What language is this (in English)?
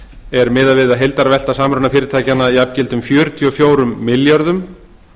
Icelandic